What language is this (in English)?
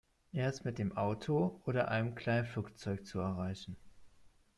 German